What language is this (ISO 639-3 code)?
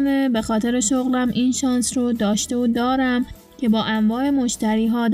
fas